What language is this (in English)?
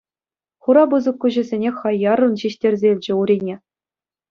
Chuvash